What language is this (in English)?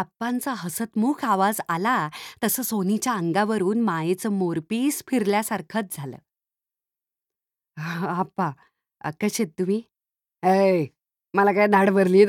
Marathi